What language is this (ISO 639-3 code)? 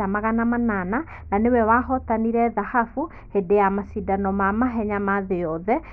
kik